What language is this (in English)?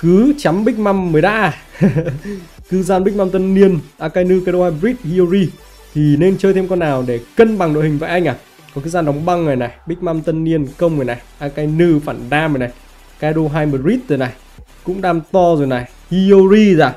Vietnamese